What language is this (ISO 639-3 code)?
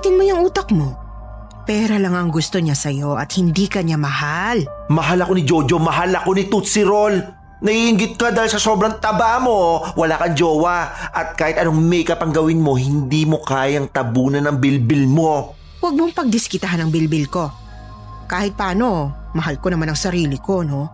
fil